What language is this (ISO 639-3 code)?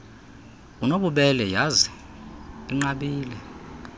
xho